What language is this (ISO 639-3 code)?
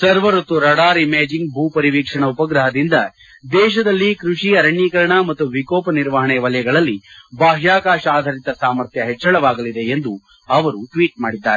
kan